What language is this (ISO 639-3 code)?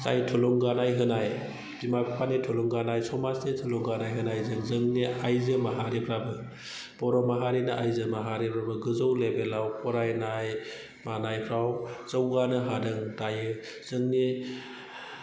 brx